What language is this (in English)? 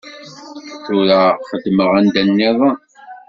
Kabyle